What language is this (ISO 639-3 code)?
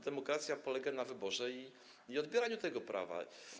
pol